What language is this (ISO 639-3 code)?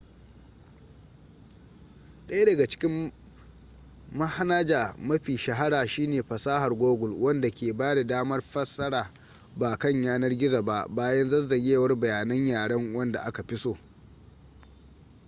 hau